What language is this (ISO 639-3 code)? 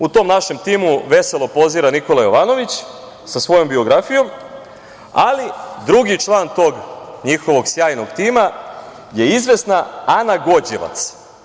srp